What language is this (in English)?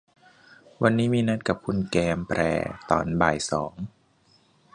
Thai